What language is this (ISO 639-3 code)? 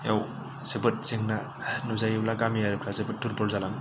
brx